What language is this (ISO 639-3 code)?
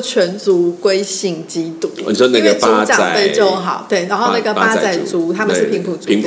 zho